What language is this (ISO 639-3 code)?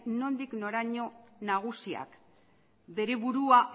eus